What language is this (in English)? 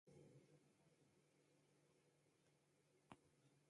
Persian